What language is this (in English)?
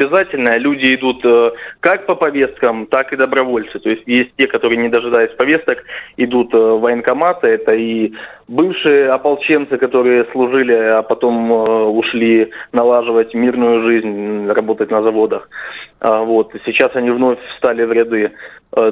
Russian